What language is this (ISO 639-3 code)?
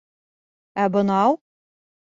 bak